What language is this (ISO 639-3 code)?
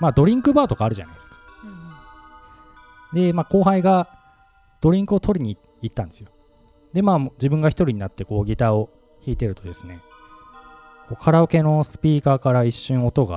jpn